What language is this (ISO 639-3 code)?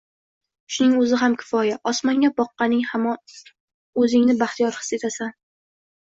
uzb